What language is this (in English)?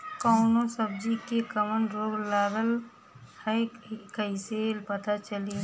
Bhojpuri